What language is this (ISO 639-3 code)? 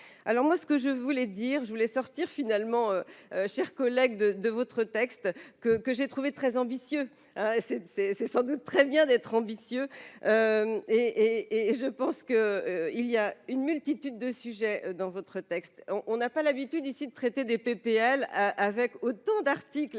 fra